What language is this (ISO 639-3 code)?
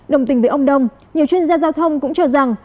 vie